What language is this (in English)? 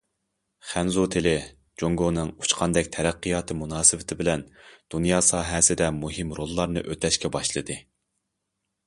Uyghur